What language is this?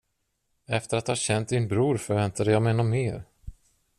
Swedish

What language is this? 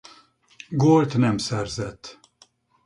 Hungarian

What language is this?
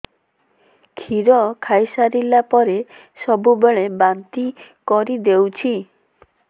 Odia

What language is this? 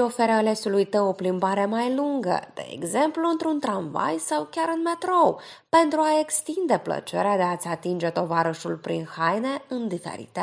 Romanian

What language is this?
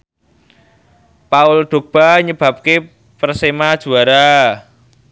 Javanese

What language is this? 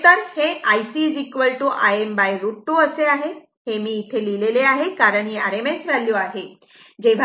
Marathi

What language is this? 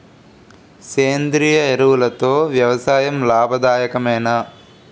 Telugu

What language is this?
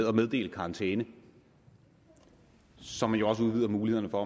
Danish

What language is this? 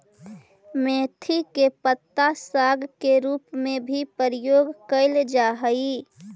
Magahi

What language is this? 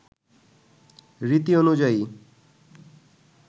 Bangla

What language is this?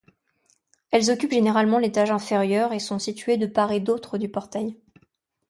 French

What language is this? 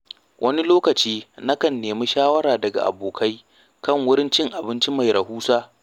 Hausa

